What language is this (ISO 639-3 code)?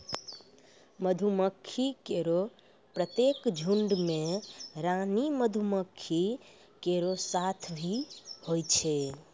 mai